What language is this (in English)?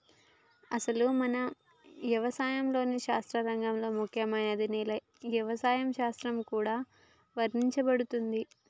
Telugu